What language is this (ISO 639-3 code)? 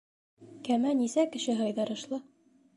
bak